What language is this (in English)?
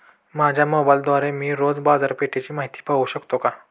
Marathi